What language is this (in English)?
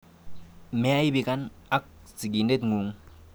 Kalenjin